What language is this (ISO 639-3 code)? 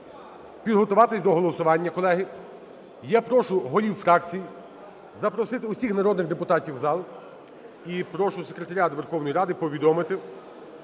ukr